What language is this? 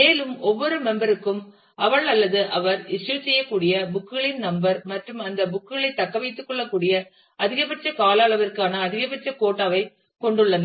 Tamil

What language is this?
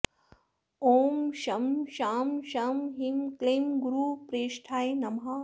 Sanskrit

